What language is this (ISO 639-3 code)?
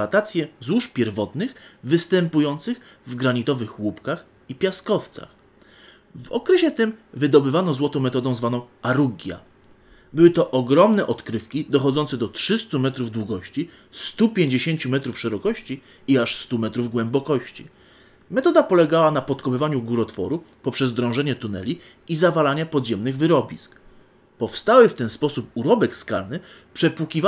pol